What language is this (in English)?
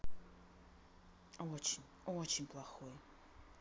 Russian